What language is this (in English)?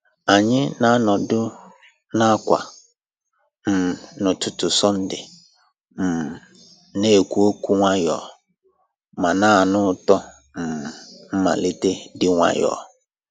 Igbo